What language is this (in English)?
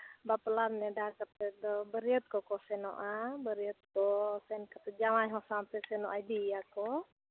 Santali